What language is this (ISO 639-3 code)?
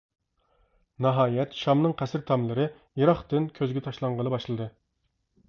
uig